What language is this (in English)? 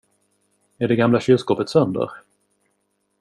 Swedish